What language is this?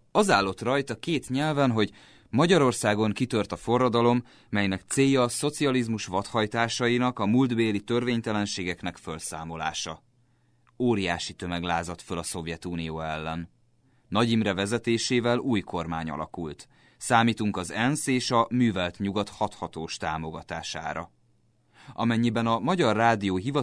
Hungarian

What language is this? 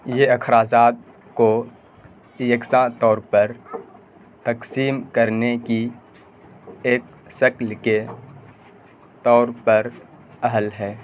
Urdu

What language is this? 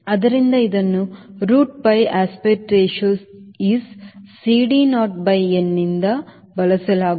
Kannada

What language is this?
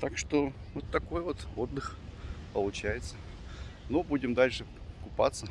Russian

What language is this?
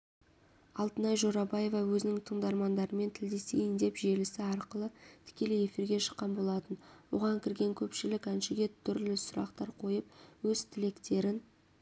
Kazakh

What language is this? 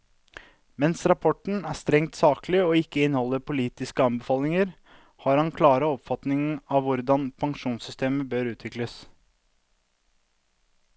Norwegian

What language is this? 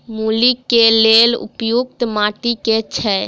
Maithili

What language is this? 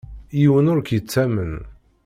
Kabyle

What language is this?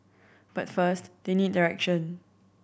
English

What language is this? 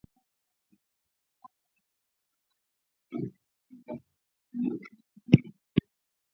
Swahili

